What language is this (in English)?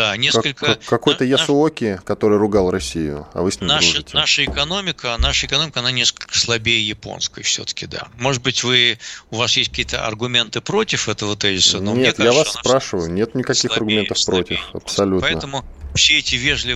Russian